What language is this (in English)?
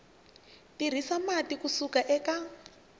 Tsonga